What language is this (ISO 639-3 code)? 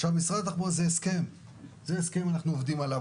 heb